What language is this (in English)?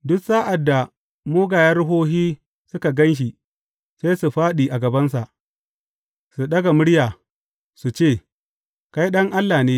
Hausa